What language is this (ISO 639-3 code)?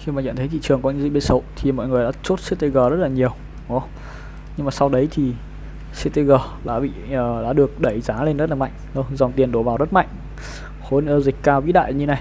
vie